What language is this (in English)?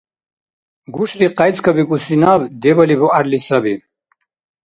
Dargwa